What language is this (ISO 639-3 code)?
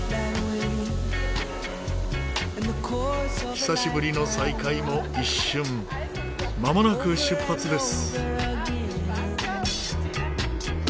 jpn